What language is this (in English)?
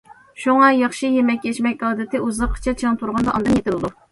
Uyghur